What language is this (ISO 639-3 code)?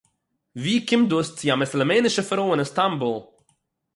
yid